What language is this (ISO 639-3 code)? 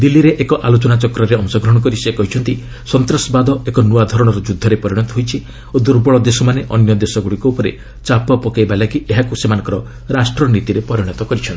ori